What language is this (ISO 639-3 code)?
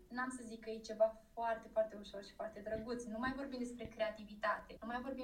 ron